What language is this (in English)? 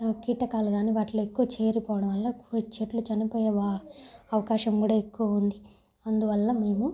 Telugu